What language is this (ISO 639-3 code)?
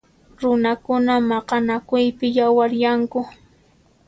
qxp